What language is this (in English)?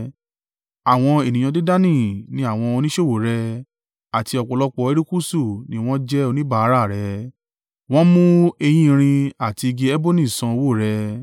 Yoruba